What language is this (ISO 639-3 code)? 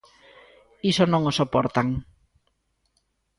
glg